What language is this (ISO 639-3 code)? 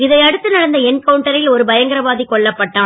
tam